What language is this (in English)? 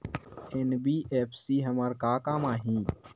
Chhattisgarhi